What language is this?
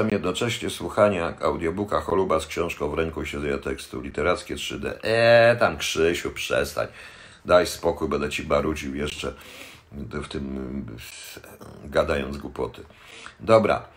Polish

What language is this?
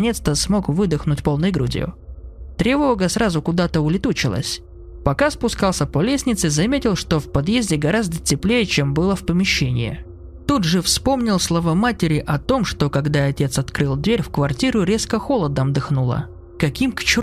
Russian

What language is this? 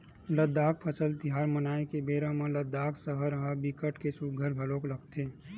Chhattisgarhi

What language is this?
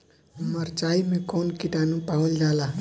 Bhojpuri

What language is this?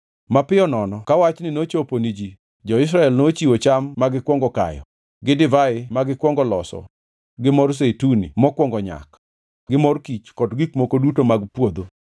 Luo (Kenya and Tanzania)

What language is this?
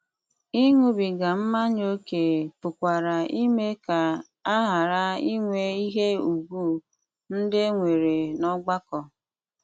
Igbo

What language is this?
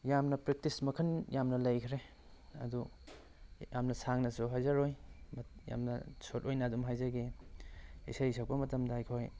Manipuri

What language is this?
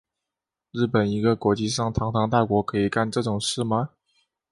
Chinese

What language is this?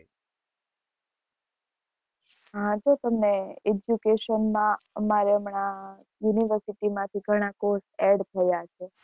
Gujarati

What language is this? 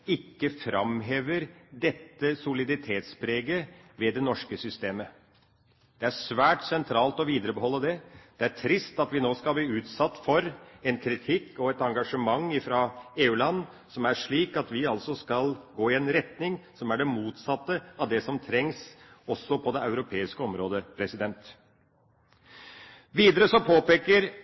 Norwegian Bokmål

